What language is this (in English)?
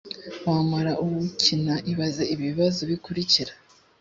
Kinyarwanda